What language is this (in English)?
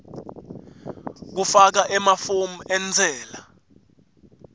Swati